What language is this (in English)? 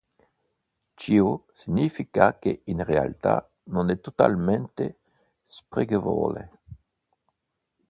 Italian